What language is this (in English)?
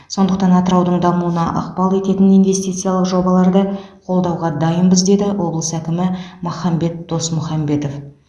Kazakh